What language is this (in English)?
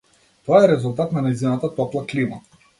Macedonian